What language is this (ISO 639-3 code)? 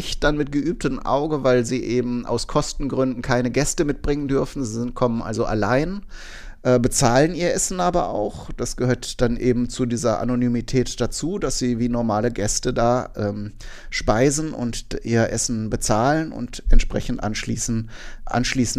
deu